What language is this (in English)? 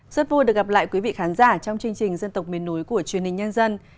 Vietnamese